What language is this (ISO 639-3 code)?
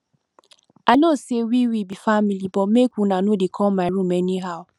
pcm